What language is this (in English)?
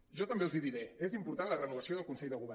Catalan